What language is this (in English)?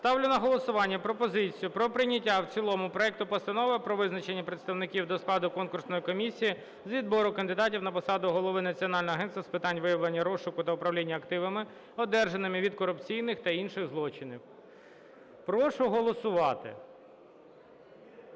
Ukrainian